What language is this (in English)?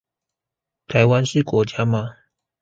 Chinese